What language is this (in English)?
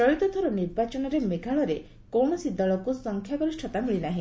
Odia